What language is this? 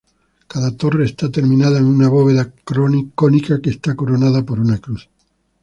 Spanish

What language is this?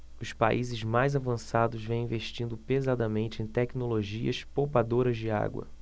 Portuguese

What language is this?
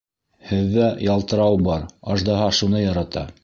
Bashkir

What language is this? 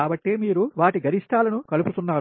Telugu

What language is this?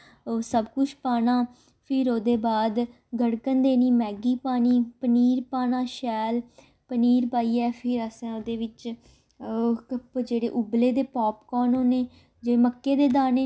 Dogri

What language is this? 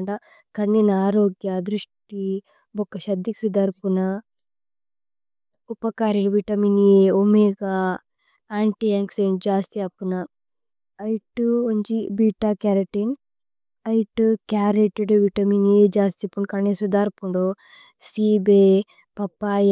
Tulu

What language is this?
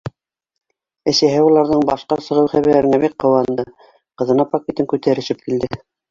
Bashkir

